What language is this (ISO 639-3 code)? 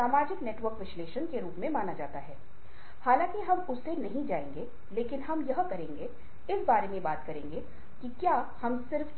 hin